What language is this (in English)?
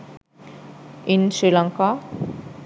Sinhala